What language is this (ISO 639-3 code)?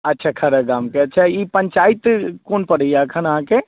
mai